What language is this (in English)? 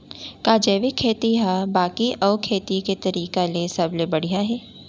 Chhattisgarhi